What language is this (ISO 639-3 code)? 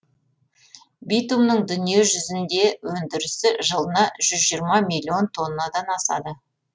kaz